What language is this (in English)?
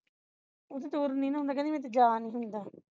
Punjabi